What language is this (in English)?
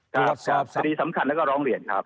Thai